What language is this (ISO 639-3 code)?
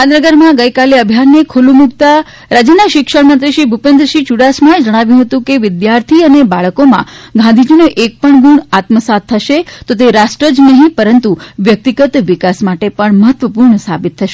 guj